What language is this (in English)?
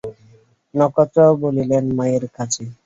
Bangla